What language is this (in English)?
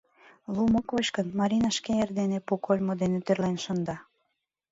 Mari